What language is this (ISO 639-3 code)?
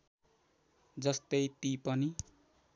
nep